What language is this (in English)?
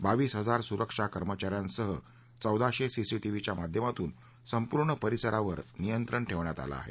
Marathi